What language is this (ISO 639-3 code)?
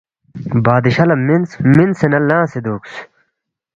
bft